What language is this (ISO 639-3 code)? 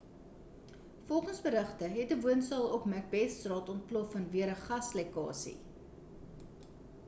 afr